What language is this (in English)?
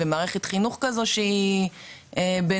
Hebrew